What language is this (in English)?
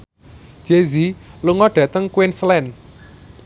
Javanese